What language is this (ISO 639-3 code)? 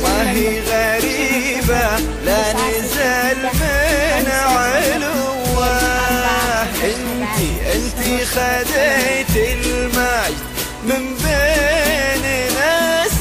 ara